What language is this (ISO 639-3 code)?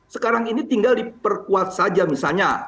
ind